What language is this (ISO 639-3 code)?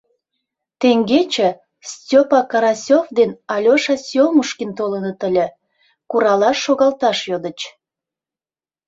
chm